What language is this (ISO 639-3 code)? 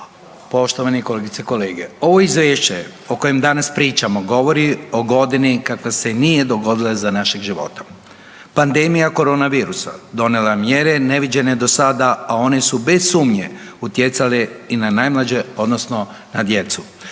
hrv